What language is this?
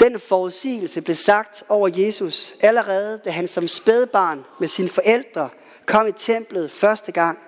Danish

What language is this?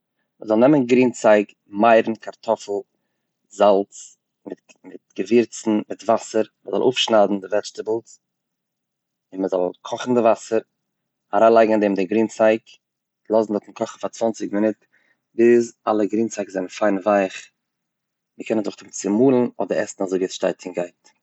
Yiddish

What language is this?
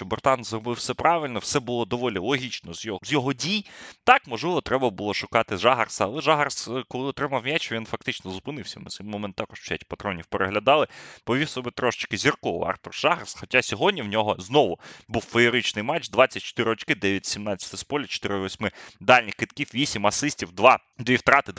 Ukrainian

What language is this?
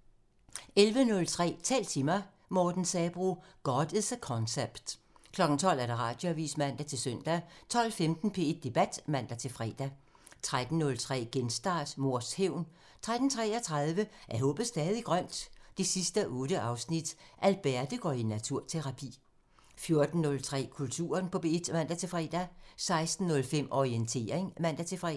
Danish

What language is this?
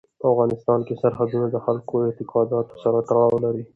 Pashto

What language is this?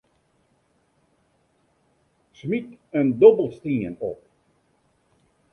Western Frisian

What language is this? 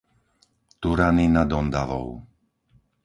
Slovak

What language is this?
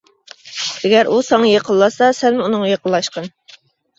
Uyghur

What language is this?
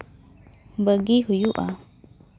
Santali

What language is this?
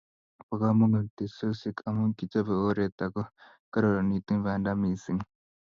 Kalenjin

